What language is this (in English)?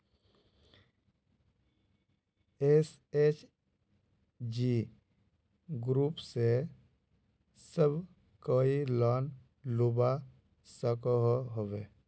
Magahi